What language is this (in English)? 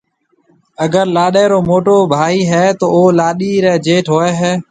Marwari (Pakistan)